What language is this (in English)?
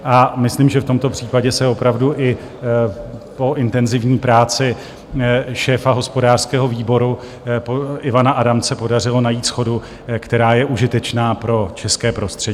Czech